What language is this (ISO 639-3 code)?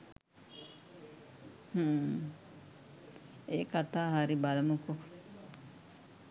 sin